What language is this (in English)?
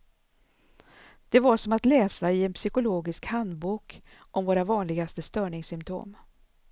Swedish